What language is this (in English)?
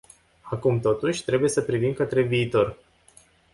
Romanian